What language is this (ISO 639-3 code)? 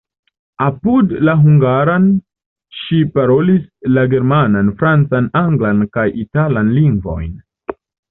epo